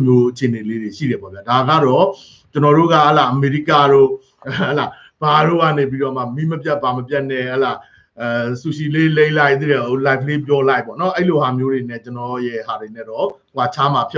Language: Thai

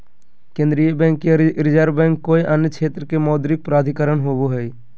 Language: Magahi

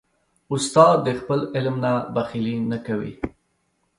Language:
Pashto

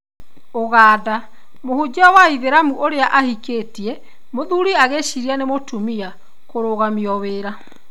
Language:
Kikuyu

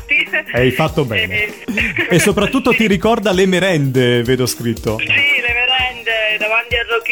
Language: Italian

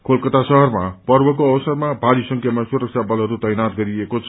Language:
Nepali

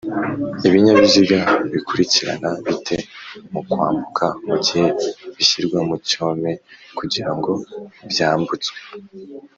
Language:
Kinyarwanda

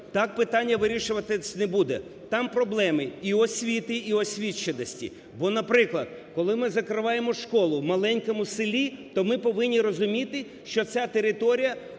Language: Ukrainian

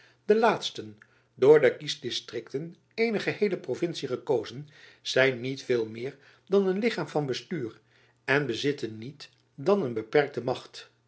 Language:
Dutch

